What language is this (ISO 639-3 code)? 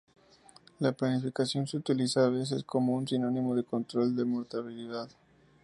spa